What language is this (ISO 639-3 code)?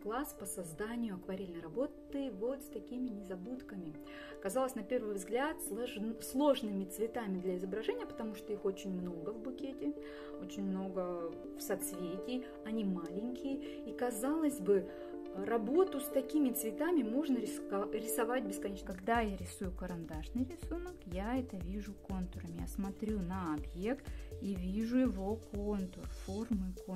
rus